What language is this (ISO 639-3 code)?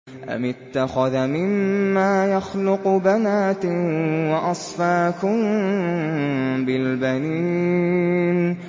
ara